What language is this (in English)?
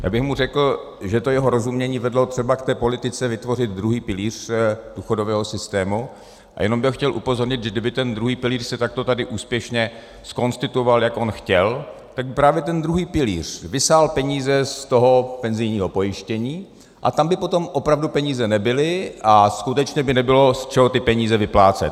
Czech